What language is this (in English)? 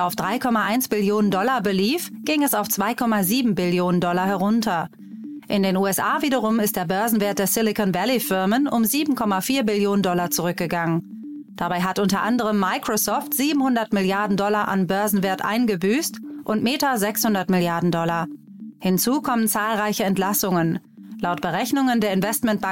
German